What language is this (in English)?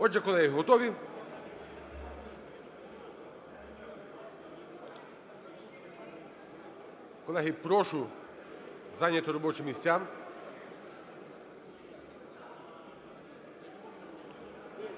Ukrainian